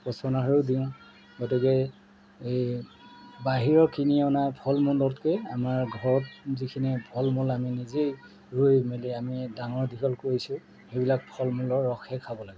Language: Assamese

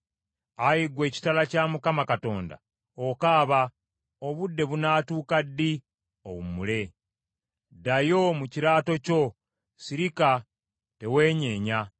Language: Ganda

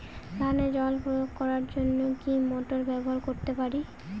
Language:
Bangla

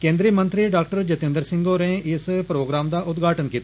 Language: Dogri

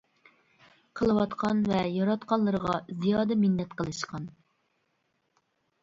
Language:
Uyghur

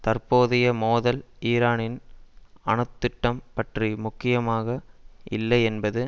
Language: Tamil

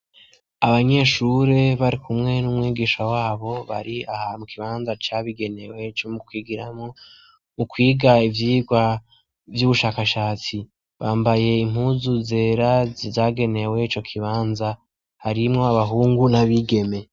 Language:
Rundi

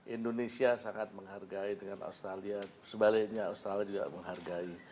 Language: Indonesian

